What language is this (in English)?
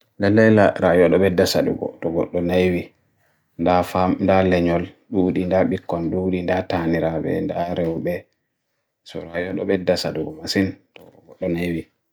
Bagirmi Fulfulde